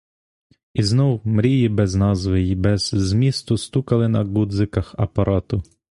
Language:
Ukrainian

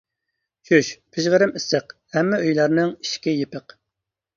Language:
Uyghur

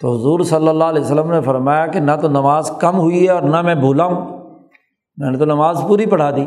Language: Urdu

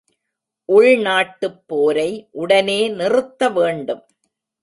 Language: Tamil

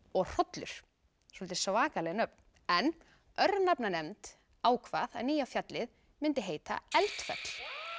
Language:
Icelandic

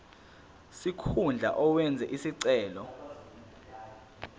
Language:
Zulu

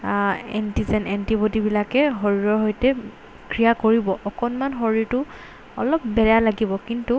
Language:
Assamese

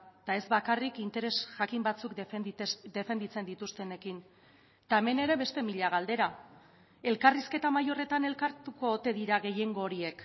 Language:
Basque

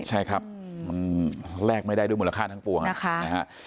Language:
Thai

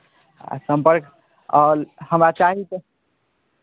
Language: Maithili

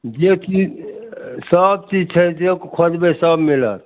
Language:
Maithili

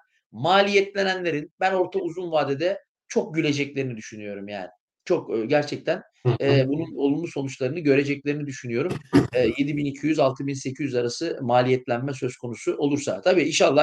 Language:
Turkish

